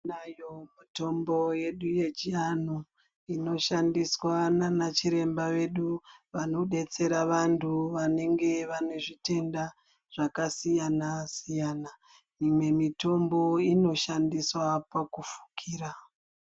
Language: Ndau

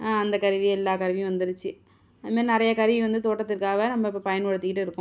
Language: Tamil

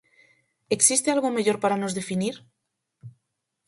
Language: Galician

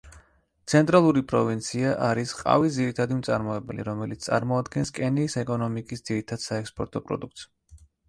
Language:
Georgian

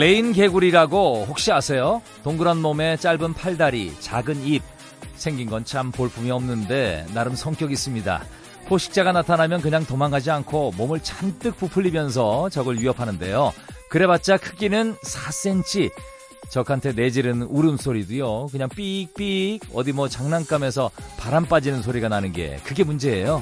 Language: Korean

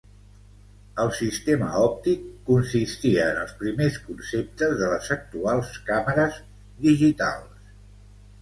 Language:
Catalan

